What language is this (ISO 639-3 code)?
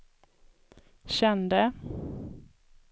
swe